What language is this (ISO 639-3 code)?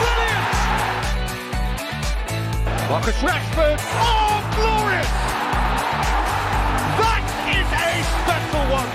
swe